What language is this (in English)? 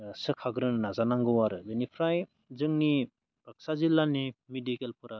Bodo